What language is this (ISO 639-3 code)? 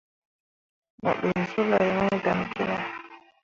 mua